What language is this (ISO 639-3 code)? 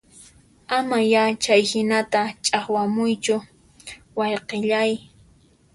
qxp